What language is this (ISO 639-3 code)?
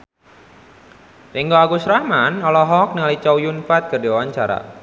sun